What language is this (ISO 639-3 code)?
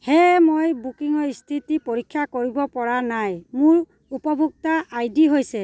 asm